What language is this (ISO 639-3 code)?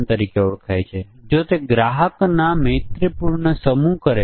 guj